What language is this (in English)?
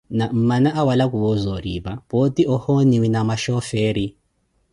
Koti